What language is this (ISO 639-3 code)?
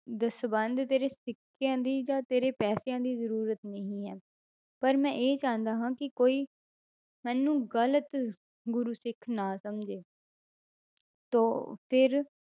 pan